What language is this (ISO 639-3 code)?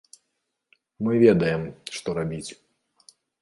bel